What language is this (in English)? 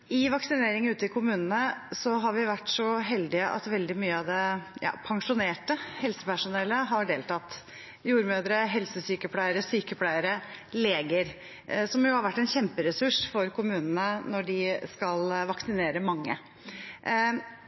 Norwegian Bokmål